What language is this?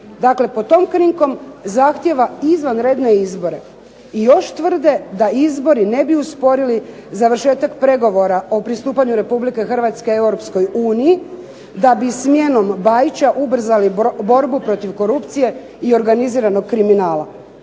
Croatian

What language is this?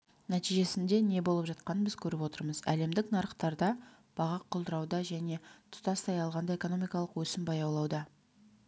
Kazakh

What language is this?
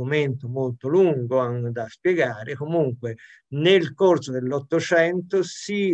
Italian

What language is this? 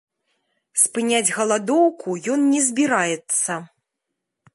Belarusian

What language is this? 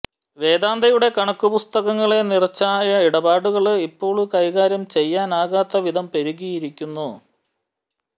Malayalam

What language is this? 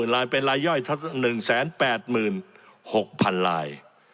Thai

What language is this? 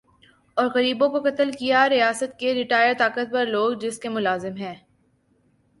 Urdu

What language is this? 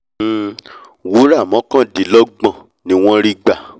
Yoruba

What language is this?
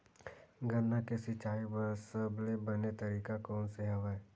Chhattisgarhi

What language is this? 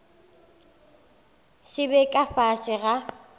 Northern Sotho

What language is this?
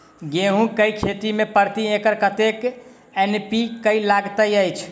Maithili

